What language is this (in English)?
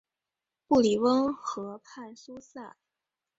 Chinese